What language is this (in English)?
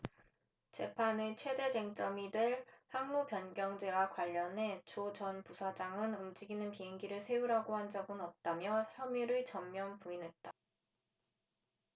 Korean